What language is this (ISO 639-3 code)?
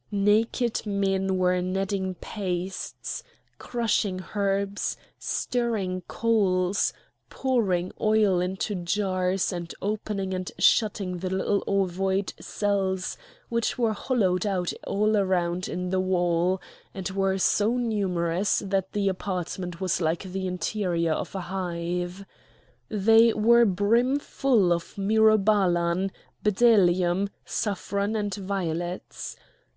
eng